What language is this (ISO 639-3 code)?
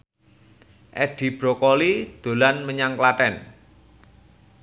jav